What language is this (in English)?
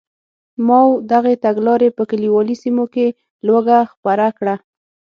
Pashto